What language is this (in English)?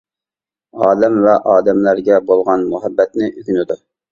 Uyghur